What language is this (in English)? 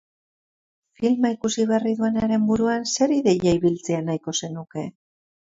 Basque